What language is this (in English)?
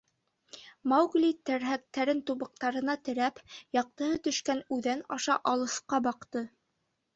Bashkir